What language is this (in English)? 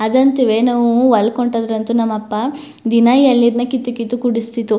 Kannada